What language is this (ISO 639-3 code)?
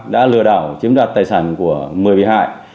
vie